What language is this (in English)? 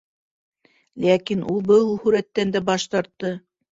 Bashkir